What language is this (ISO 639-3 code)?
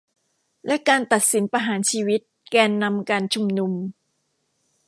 tha